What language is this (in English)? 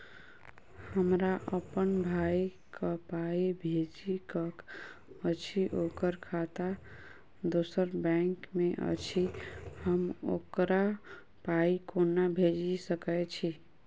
Maithili